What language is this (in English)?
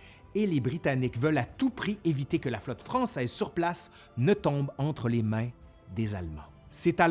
French